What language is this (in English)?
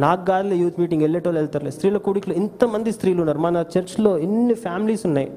Telugu